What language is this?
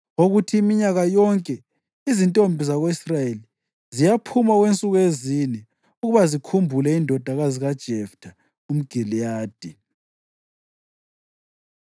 North Ndebele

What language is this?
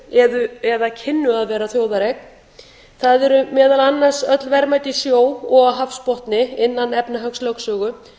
Icelandic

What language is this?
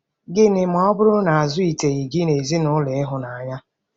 Igbo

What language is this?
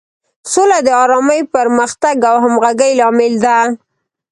Pashto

